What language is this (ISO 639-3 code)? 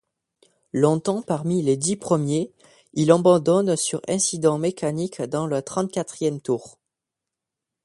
fra